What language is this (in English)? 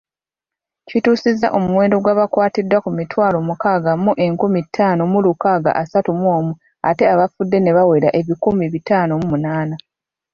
Ganda